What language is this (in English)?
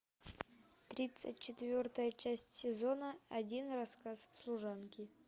Russian